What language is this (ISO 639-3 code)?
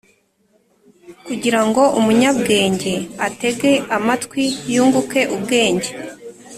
kin